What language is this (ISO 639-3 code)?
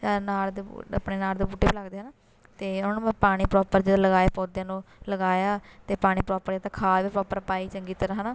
pan